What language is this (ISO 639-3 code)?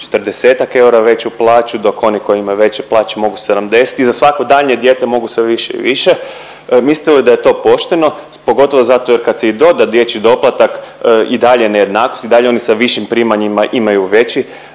hrv